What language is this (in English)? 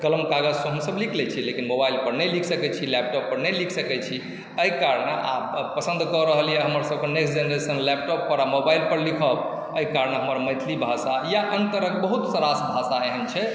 Maithili